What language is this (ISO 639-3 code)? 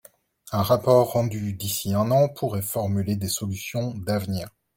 fra